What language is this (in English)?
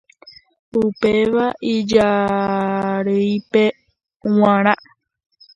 Guarani